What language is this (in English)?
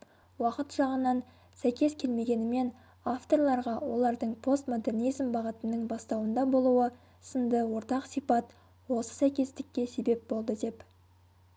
Kazakh